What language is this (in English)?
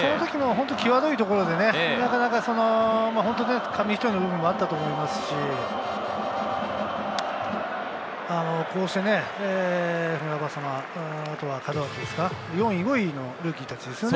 Japanese